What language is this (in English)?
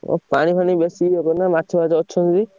Odia